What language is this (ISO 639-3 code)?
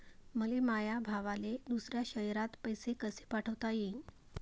mar